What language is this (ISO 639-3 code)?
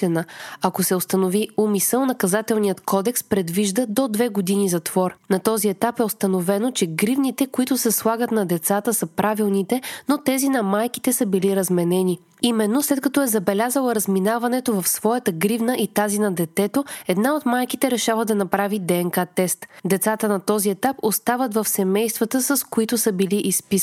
bul